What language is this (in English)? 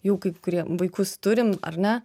Lithuanian